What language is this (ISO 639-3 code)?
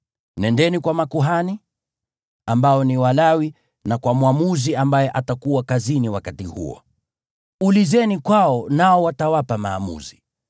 swa